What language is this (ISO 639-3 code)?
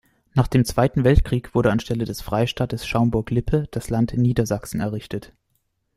deu